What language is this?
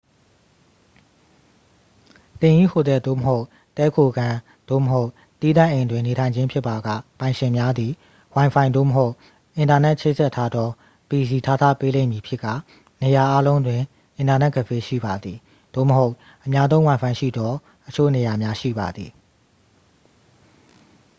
Burmese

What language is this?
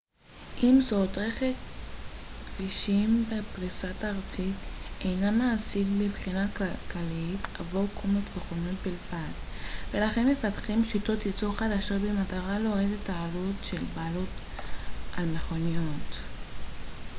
Hebrew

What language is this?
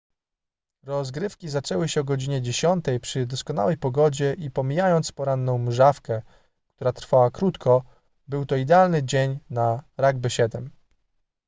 Polish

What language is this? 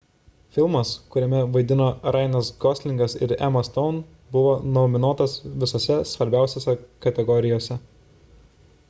Lithuanian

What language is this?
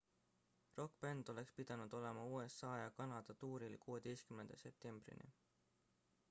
Estonian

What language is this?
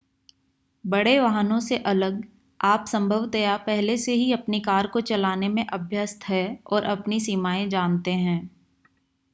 Hindi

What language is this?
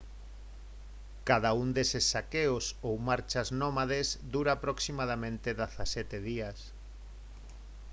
Galician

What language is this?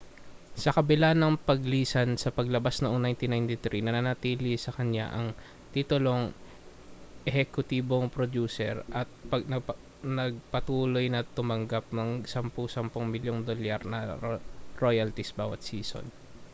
Filipino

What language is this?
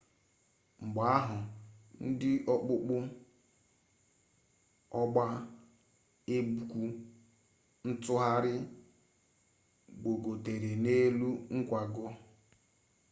Igbo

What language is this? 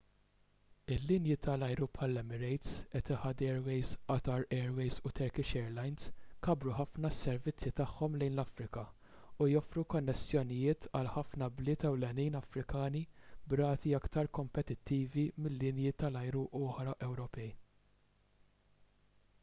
Maltese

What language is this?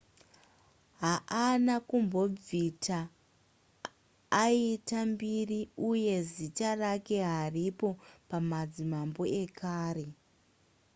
Shona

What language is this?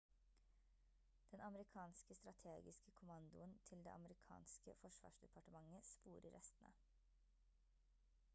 Norwegian Bokmål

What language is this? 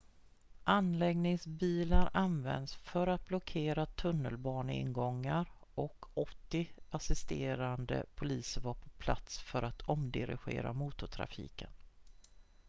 Swedish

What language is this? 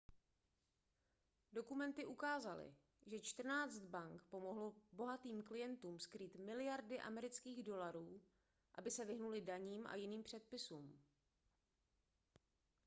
Czech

